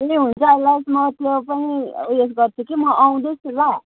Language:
Nepali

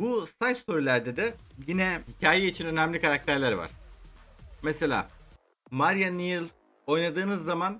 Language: Turkish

